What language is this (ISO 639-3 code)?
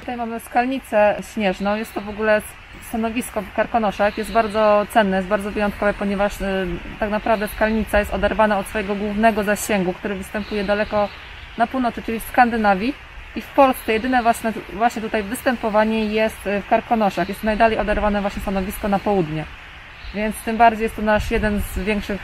pol